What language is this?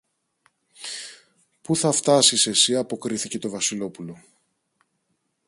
Greek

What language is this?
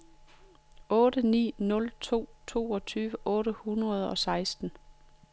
Danish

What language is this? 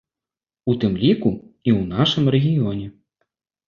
Belarusian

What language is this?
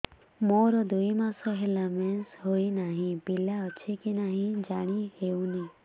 Odia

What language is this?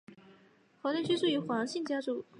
Chinese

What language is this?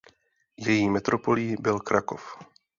Czech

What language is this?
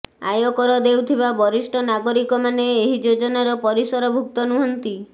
Odia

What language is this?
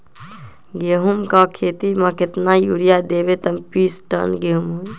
Magahi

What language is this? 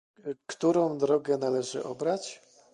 Polish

